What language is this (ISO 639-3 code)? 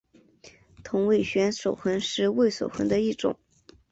zho